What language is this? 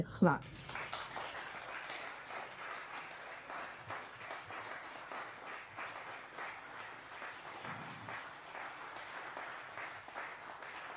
Welsh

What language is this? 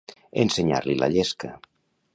Catalan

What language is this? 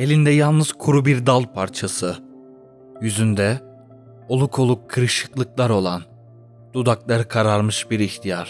Turkish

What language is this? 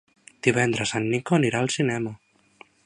Catalan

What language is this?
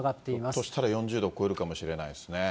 Japanese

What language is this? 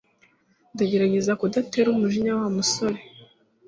Kinyarwanda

